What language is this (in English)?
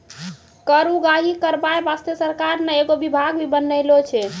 Maithili